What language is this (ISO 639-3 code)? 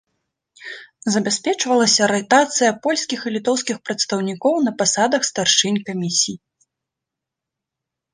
bel